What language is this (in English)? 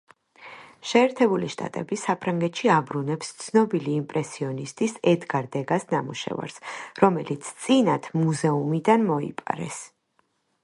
Georgian